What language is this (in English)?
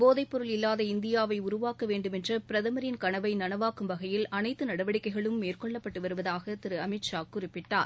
Tamil